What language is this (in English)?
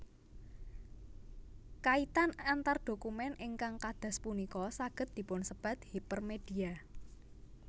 Javanese